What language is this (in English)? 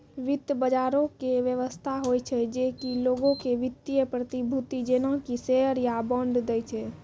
Maithili